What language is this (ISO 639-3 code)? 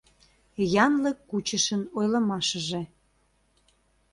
chm